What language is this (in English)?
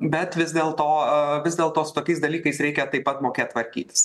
Lithuanian